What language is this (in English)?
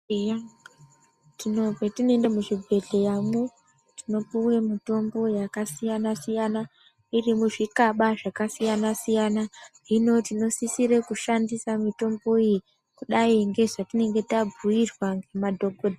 Ndau